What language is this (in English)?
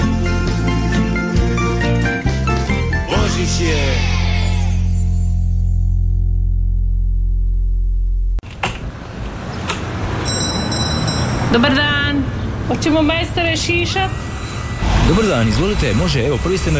Croatian